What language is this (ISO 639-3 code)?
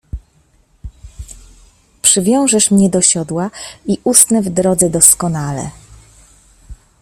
pol